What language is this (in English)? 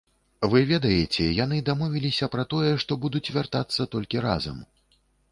Belarusian